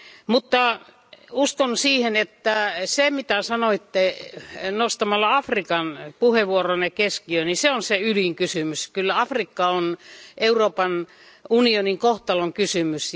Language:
Finnish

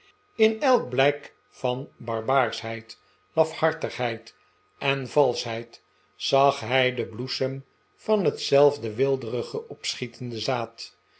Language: Dutch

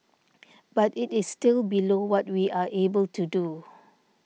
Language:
English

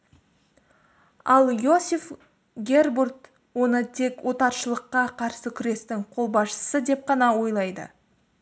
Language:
Kazakh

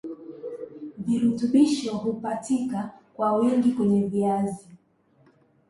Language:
Swahili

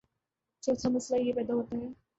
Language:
Urdu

